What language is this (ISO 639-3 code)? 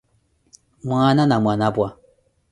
eko